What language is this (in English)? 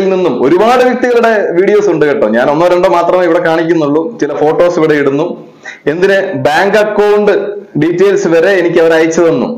Malayalam